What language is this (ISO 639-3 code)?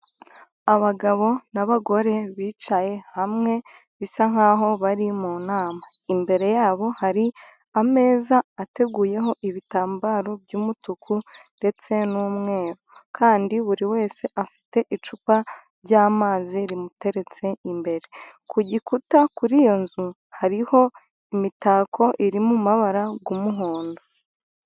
kin